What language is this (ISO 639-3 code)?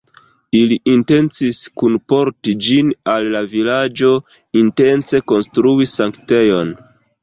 epo